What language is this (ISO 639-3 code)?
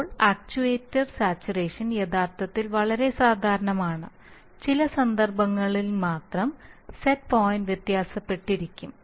mal